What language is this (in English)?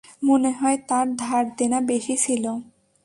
Bangla